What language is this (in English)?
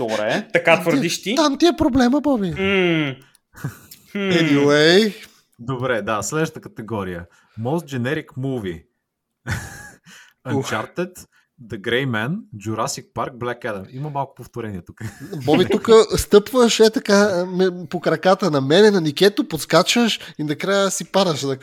Bulgarian